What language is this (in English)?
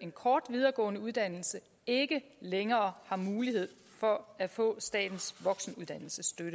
Danish